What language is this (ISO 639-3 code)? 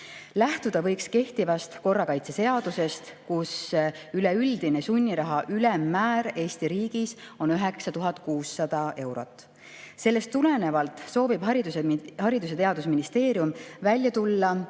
est